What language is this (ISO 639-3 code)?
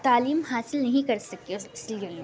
urd